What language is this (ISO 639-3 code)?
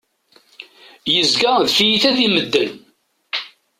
kab